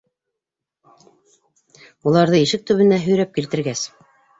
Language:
Bashkir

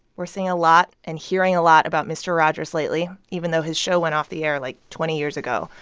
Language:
English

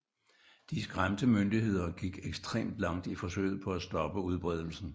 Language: Danish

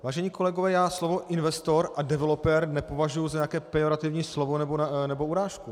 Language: Czech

